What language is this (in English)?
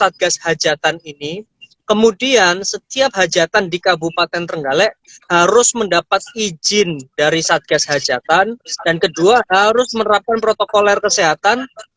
Indonesian